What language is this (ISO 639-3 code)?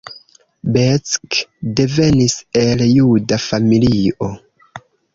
epo